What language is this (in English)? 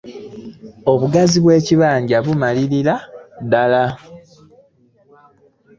Ganda